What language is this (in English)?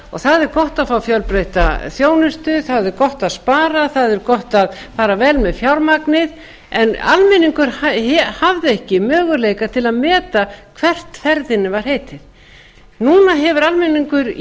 Icelandic